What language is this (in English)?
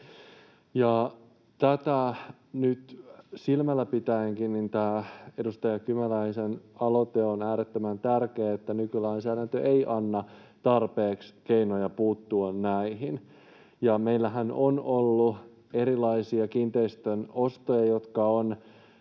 Finnish